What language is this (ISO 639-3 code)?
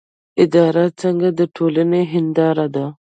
pus